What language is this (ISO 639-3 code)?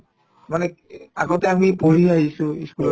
asm